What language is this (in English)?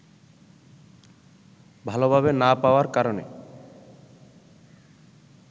Bangla